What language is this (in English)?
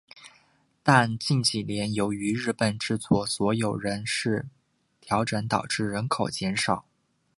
Chinese